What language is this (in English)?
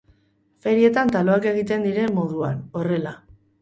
Basque